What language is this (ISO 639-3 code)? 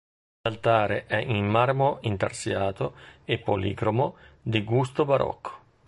ita